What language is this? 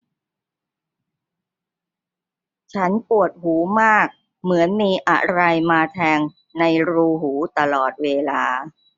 Thai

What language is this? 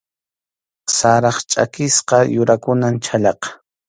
Arequipa-La Unión Quechua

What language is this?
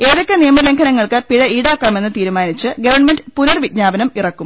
Malayalam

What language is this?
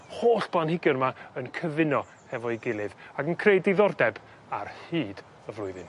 Welsh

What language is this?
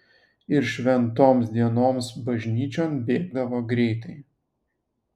Lithuanian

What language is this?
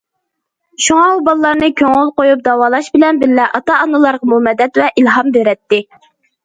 Uyghur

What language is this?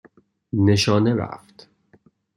Persian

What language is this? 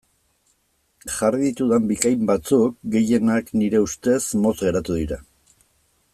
Basque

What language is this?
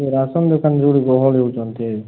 Odia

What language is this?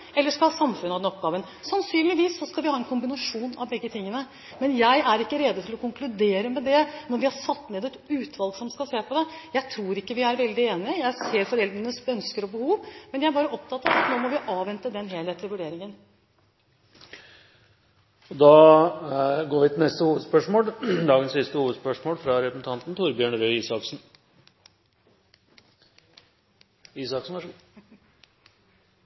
Norwegian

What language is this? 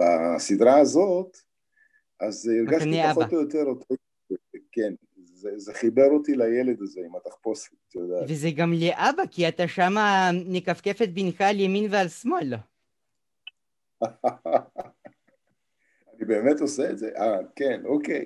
Hebrew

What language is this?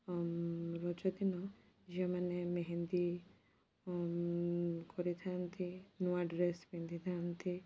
Odia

